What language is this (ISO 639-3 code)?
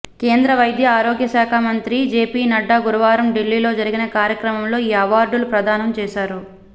tel